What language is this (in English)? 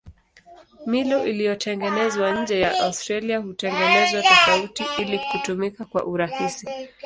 Swahili